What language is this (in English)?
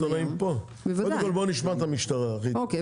Hebrew